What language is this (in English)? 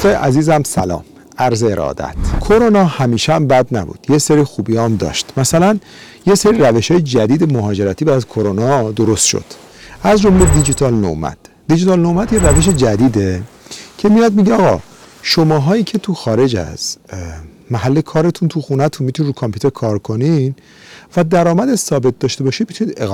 Persian